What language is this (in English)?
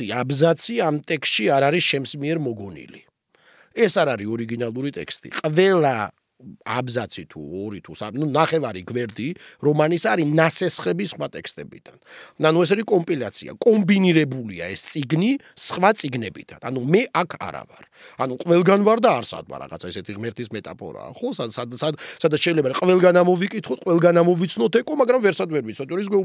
Romanian